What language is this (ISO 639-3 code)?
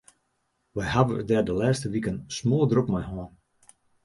fry